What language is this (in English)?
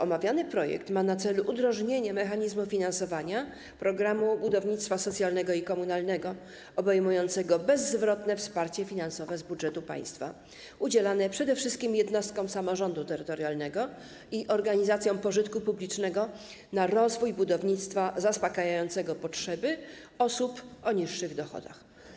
Polish